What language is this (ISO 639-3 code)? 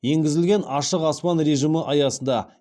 kaz